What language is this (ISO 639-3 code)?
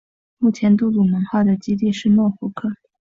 zho